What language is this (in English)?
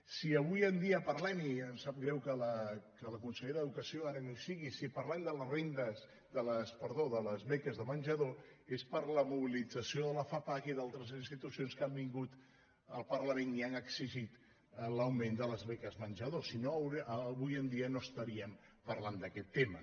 Catalan